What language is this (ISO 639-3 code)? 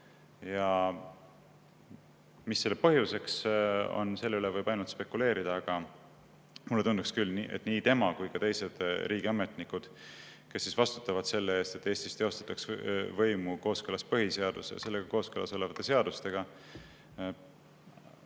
est